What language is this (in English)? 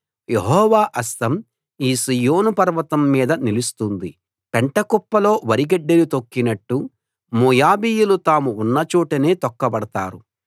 Telugu